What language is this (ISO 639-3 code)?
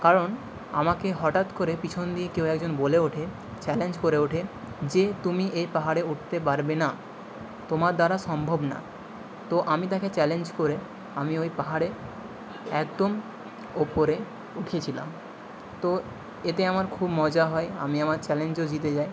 ben